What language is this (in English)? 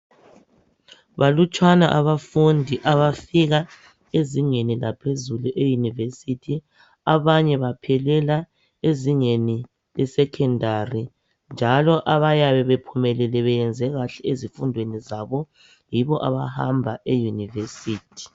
North Ndebele